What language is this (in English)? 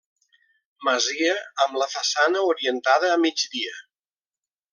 Catalan